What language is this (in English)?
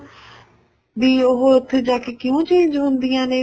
Punjabi